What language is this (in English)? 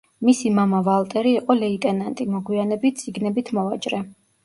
Georgian